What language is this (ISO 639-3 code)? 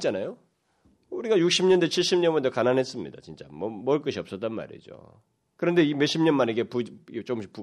kor